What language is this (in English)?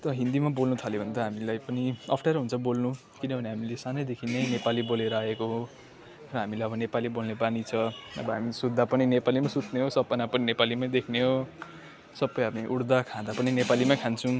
Nepali